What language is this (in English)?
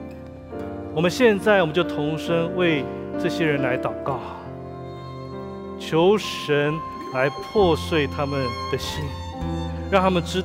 Chinese